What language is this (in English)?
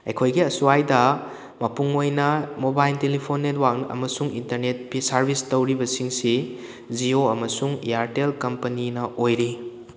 Manipuri